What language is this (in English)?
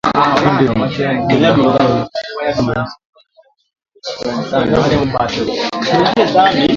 Swahili